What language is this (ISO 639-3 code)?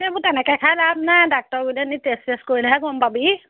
asm